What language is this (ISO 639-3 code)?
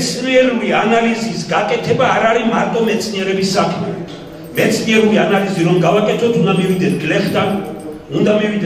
ron